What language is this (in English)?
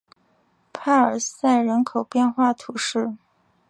Chinese